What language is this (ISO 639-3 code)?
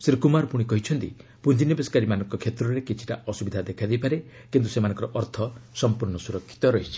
ori